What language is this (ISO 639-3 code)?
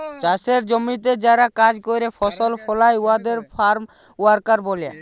ben